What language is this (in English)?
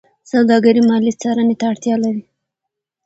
Pashto